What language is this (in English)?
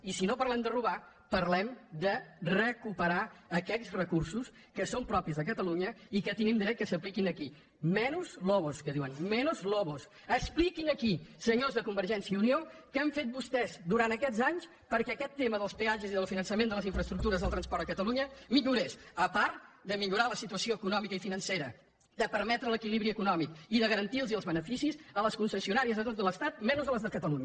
Catalan